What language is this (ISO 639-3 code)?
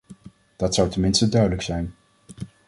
nld